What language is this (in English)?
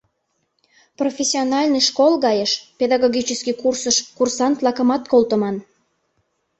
Mari